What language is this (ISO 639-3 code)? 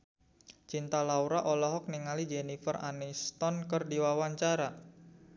sun